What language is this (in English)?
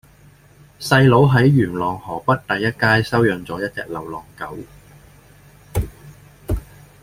Cantonese